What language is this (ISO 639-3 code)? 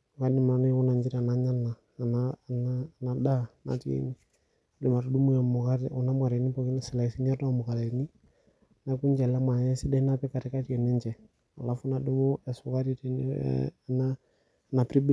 mas